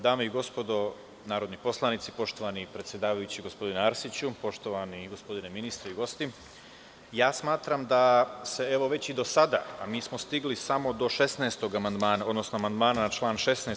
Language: Serbian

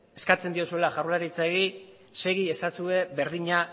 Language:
Basque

